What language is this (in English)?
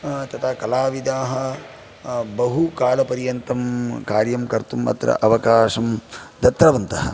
Sanskrit